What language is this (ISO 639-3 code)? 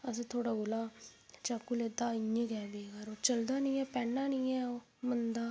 doi